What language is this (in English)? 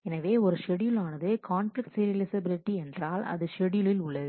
Tamil